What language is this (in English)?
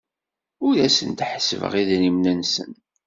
Kabyle